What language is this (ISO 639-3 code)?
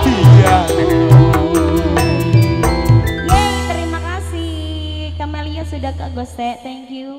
ind